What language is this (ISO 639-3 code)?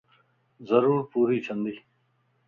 lss